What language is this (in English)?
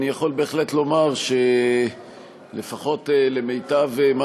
Hebrew